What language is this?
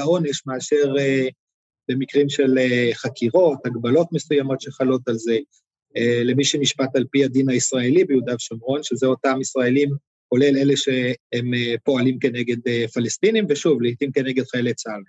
Hebrew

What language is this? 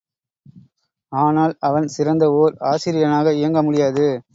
Tamil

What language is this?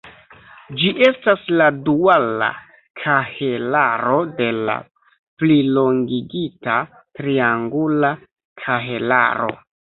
Esperanto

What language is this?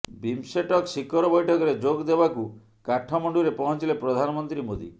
Odia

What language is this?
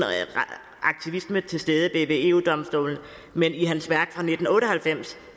Danish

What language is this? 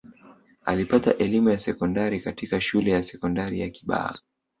Swahili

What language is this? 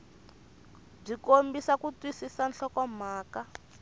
Tsonga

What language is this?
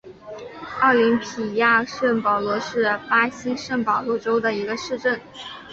Chinese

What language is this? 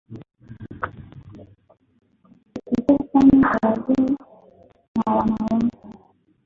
Swahili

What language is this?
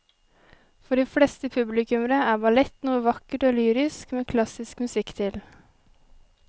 Norwegian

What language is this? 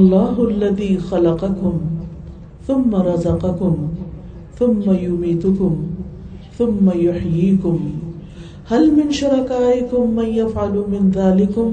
Urdu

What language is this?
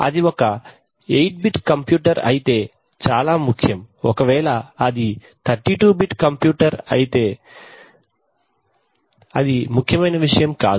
Telugu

